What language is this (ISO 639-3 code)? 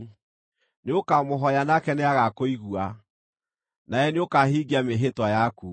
kik